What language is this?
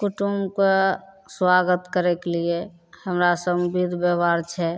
Maithili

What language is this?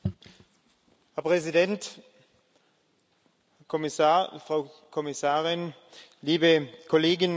German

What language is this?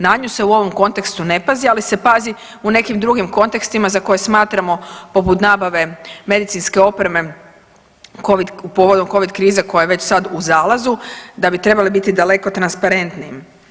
Croatian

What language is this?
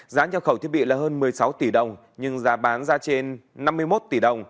Vietnamese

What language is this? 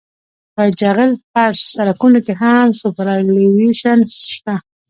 Pashto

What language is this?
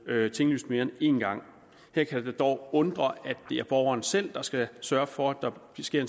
Danish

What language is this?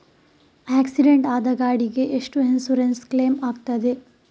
Kannada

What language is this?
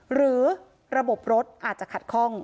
Thai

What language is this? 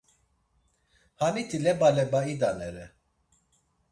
Laz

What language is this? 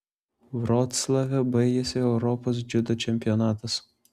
Lithuanian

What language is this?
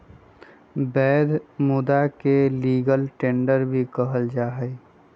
Magahi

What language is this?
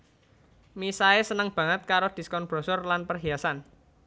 Javanese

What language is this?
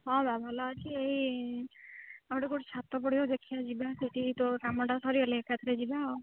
Odia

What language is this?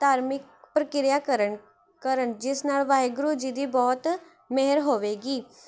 Punjabi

